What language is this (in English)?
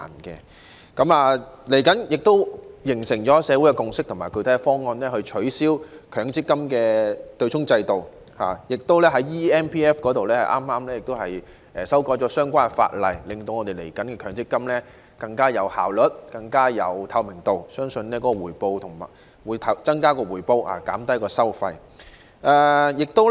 Cantonese